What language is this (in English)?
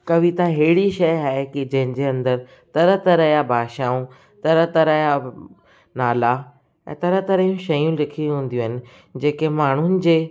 Sindhi